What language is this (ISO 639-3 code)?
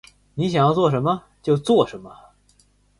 zho